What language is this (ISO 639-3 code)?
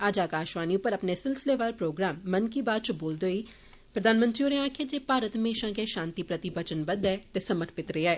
doi